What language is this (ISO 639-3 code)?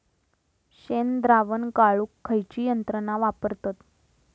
mar